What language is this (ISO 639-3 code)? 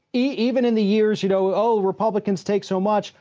eng